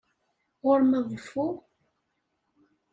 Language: Kabyle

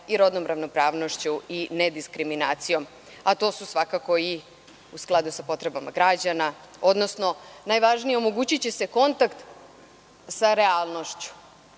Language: Serbian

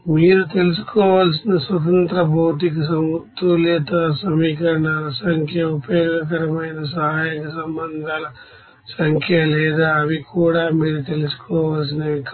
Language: Telugu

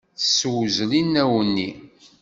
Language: Kabyle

